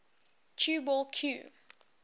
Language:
English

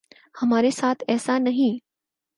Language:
Urdu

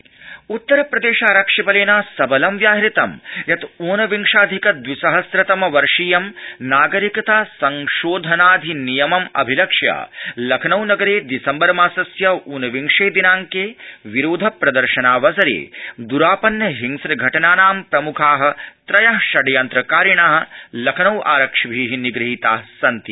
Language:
Sanskrit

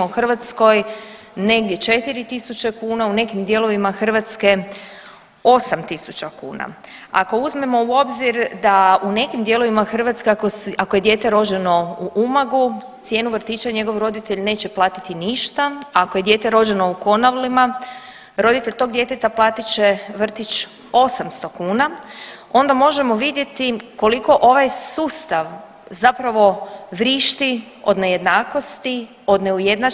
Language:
Croatian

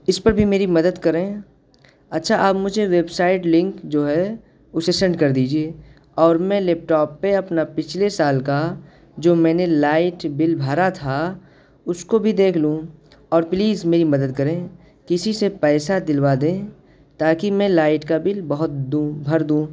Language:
Urdu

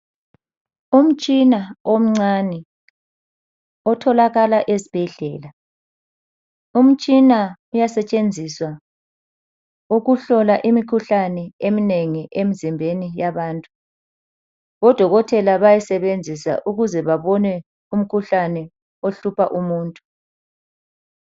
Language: North Ndebele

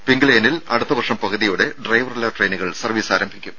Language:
Malayalam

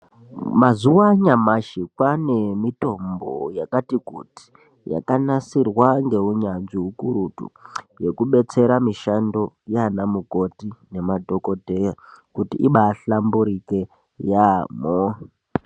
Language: Ndau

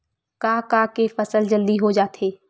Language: Chhattisgarhi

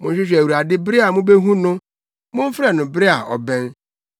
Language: Akan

